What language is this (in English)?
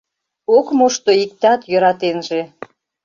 Mari